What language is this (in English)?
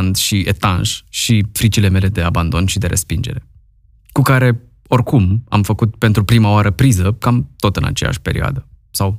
Romanian